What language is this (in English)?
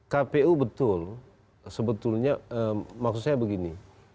Indonesian